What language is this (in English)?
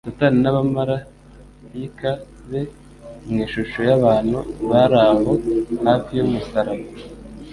Kinyarwanda